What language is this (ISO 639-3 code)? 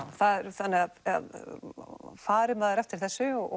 isl